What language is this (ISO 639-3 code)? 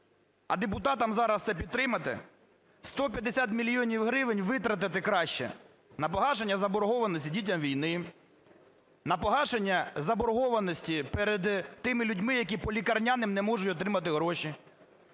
ukr